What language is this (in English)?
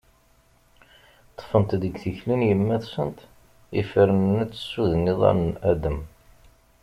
Kabyle